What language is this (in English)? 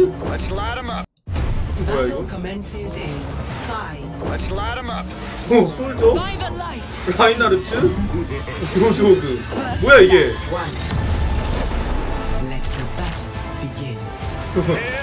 Korean